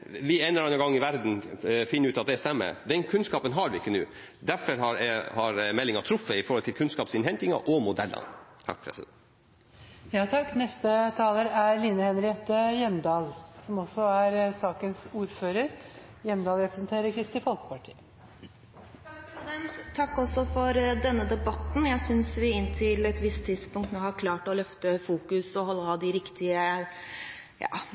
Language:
Norwegian Bokmål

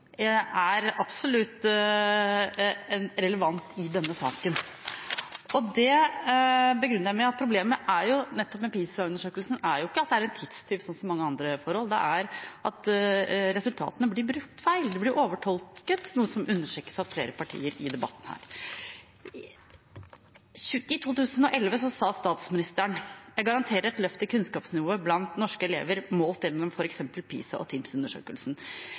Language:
Norwegian Bokmål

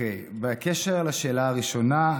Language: Hebrew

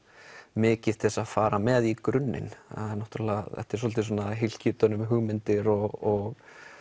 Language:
Icelandic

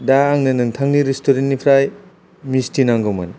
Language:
Bodo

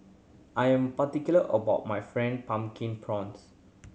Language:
English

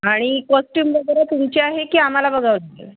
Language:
Marathi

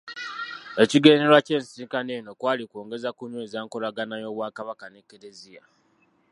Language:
Ganda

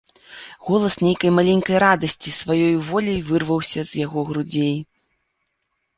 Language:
Belarusian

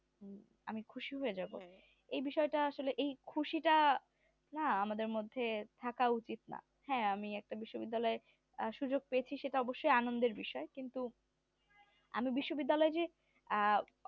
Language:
Bangla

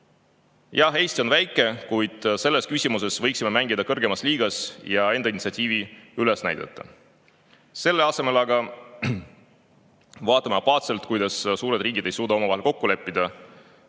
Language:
Estonian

